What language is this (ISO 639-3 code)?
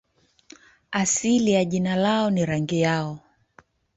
swa